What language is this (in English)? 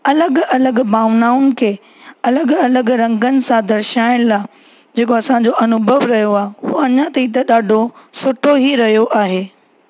Sindhi